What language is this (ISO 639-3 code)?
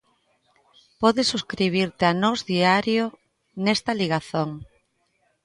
glg